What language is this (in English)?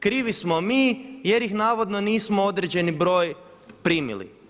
Croatian